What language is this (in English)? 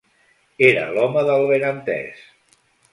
Catalan